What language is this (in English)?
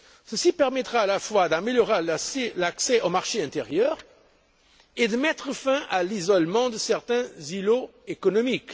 French